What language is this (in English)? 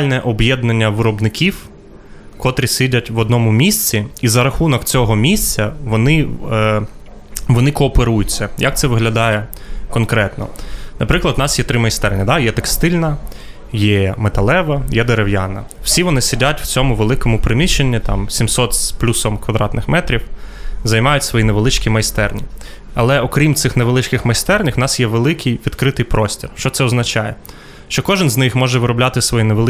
Ukrainian